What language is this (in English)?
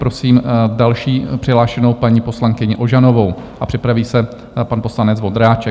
Czech